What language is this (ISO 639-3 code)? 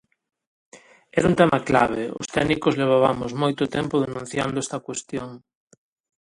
glg